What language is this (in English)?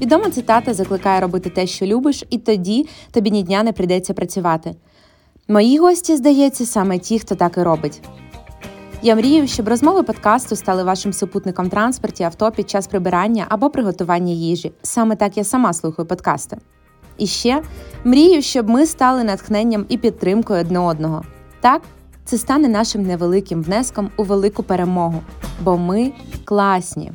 Ukrainian